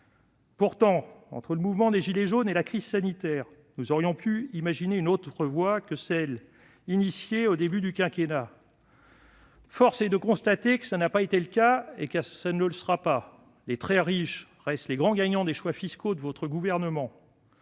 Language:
French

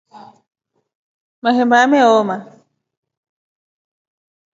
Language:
Rombo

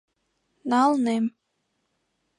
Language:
Mari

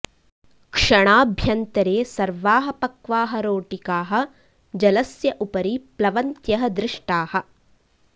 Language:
Sanskrit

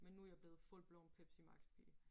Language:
Danish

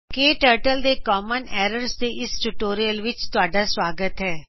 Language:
Punjabi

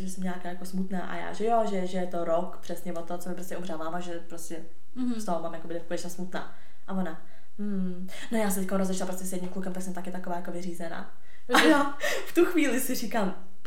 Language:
Czech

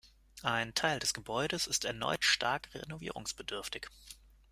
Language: German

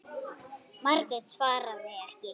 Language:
Icelandic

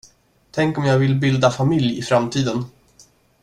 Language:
Swedish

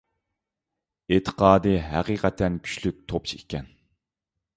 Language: Uyghur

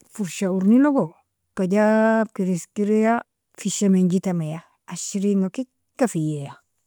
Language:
Nobiin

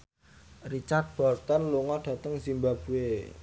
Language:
Javanese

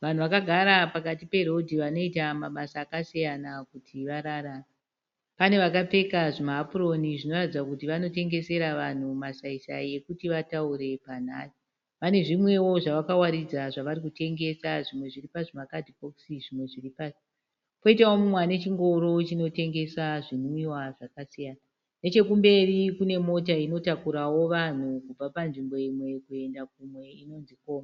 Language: Shona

